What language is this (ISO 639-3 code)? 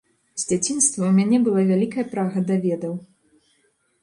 bel